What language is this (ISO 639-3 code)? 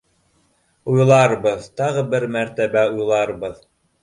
bak